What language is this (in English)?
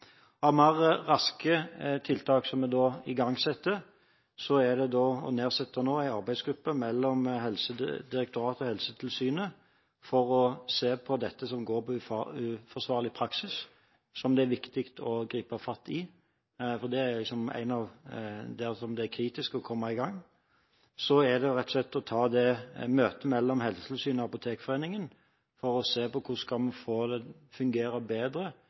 Norwegian Bokmål